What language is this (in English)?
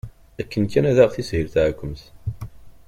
Kabyle